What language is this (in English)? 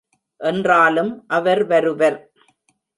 Tamil